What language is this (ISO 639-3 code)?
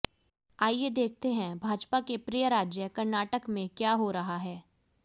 hin